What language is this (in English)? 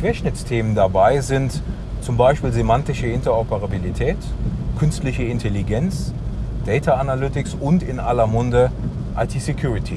German